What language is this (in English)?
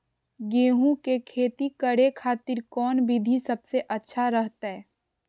Magahi